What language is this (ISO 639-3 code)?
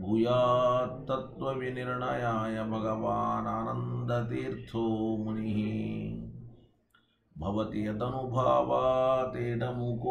kan